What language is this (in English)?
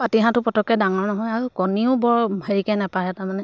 Assamese